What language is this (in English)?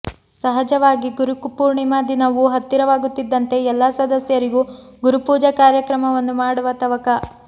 Kannada